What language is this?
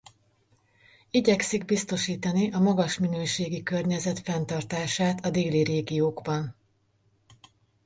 Hungarian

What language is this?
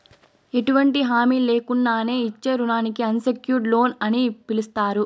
Telugu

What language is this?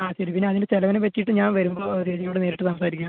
Malayalam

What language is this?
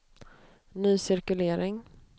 Swedish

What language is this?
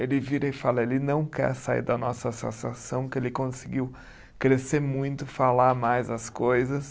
Portuguese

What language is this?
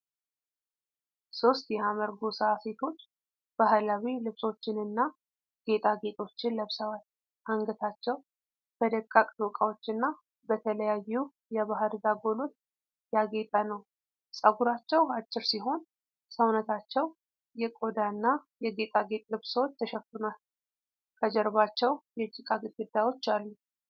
Amharic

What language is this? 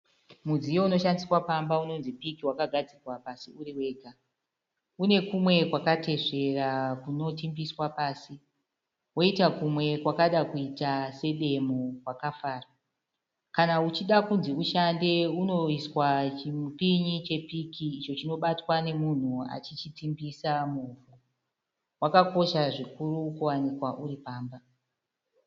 Shona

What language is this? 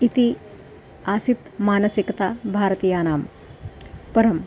Sanskrit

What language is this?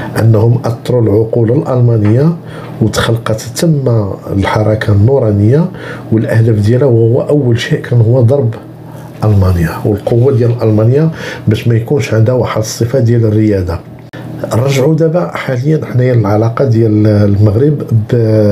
Arabic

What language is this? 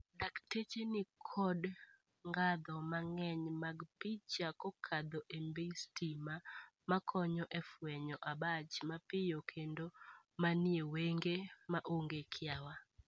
Luo (Kenya and Tanzania)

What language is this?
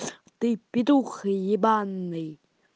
Russian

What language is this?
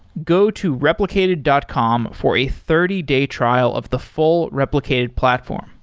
English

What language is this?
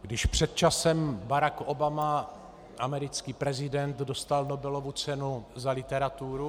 Czech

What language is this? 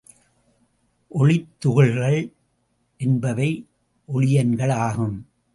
Tamil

